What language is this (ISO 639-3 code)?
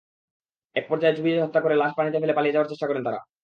ben